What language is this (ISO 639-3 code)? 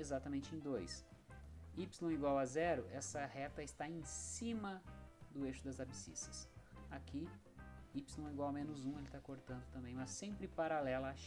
por